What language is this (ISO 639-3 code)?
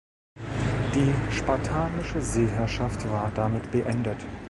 deu